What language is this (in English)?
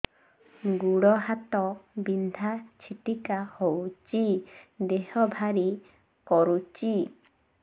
Odia